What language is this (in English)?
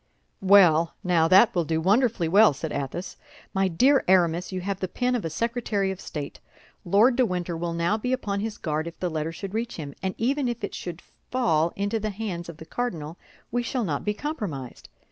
English